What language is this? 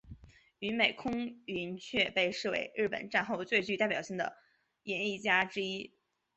Chinese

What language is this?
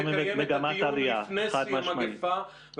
Hebrew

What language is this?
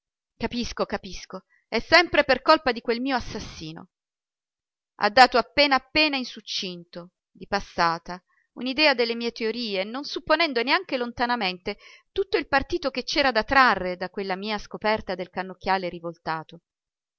Italian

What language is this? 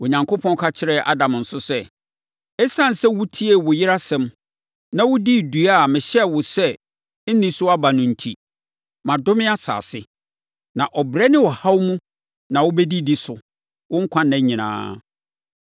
Akan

